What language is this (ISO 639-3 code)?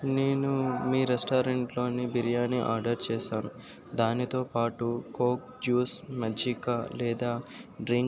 tel